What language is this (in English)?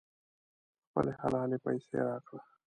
Pashto